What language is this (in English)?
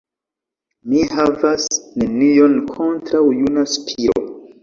Esperanto